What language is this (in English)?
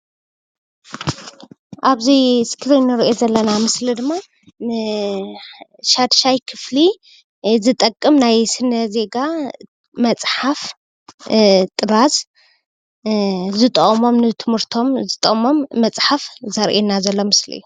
Tigrinya